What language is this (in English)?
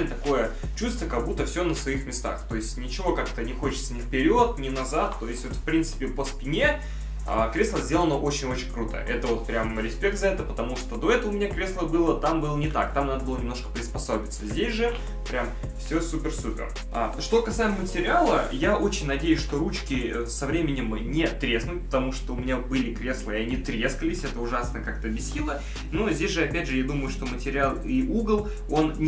Russian